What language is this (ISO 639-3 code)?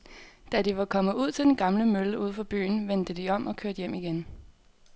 dan